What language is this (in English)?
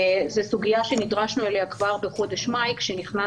Hebrew